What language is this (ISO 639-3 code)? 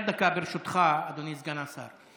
heb